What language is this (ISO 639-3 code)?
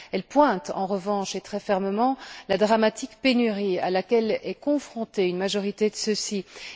fra